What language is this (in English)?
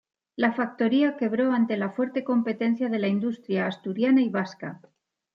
Spanish